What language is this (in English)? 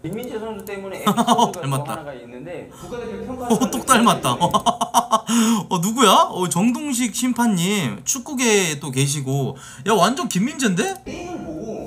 Korean